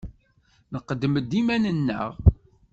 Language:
Kabyle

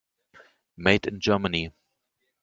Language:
German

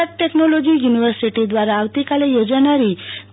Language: Gujarati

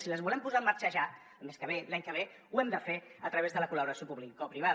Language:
Catalan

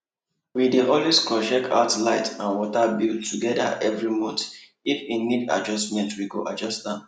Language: Nigerian Pidgin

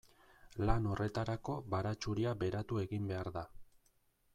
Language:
Basque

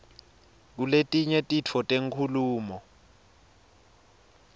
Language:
Swati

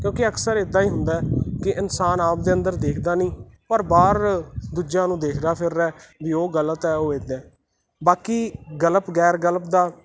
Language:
Punjabi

